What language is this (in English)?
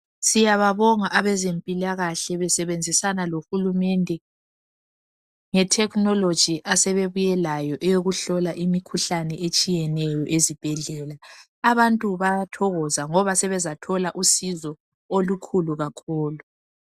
North Ndebele